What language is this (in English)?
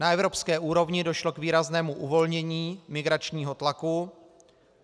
Czech